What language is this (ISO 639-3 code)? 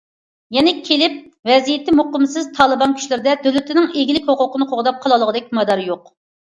uig